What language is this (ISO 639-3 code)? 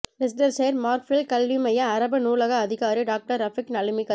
tam